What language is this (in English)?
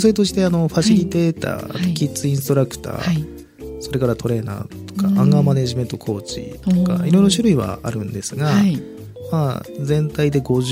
Japanese